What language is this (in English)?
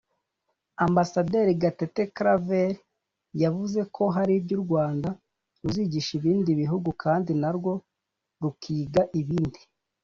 Kinyarwanda